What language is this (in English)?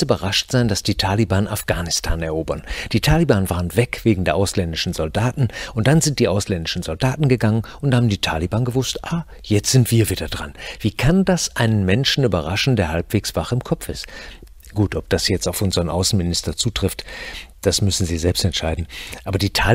German